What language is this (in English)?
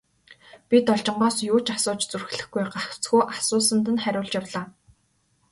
Mongolian